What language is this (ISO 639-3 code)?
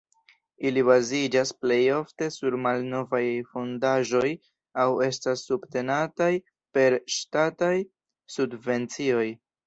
epo